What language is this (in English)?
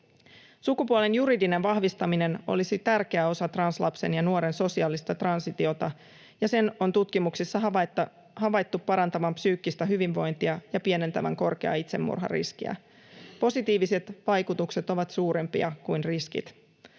Finnish